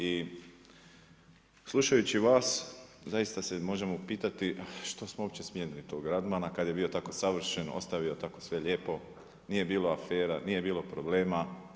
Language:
Croatian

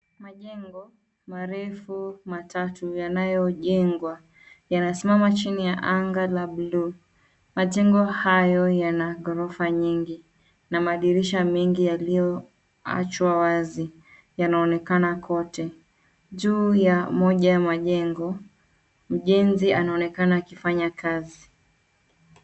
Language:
Swahili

